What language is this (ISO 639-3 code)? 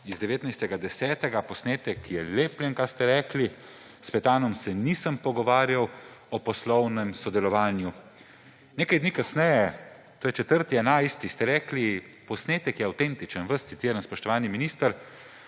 slv